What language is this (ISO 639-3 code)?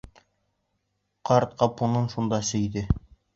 bak